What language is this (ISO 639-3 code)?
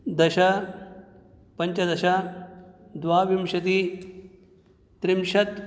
san